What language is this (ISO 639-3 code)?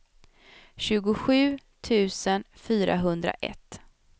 swe